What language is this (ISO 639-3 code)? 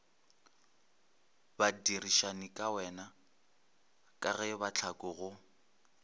nso